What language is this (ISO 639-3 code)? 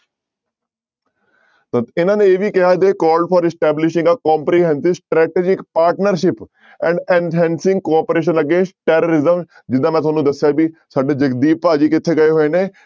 pan